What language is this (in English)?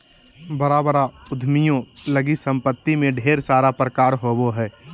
Magahi